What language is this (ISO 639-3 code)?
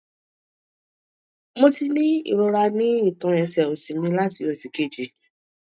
yor